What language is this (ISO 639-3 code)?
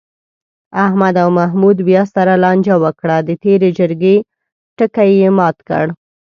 pus